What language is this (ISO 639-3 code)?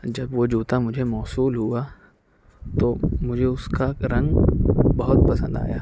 urd